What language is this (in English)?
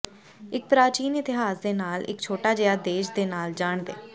Punjabi